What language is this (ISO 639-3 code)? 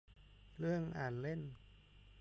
tha